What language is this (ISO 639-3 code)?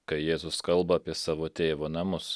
lit